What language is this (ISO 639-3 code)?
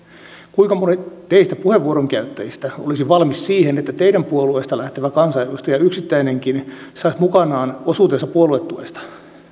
fin